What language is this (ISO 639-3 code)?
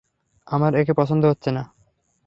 ben